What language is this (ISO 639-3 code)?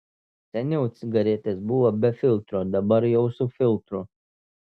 lit